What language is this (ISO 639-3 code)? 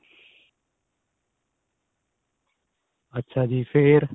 pan